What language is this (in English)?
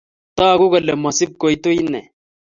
Kalenjin